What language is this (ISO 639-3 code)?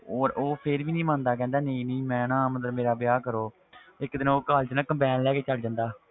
pan